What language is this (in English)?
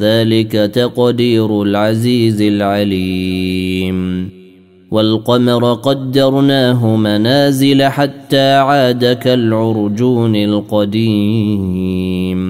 Arabic